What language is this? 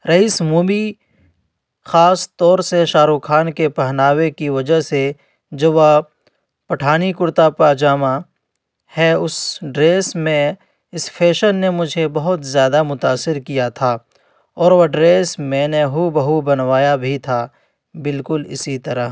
Urdu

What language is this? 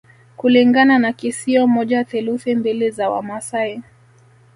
Swahili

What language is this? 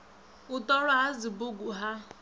Venda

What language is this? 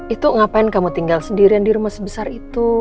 Indonesian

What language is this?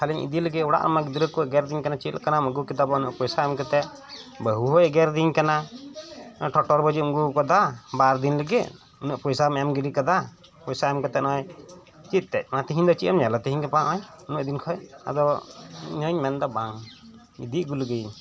Santali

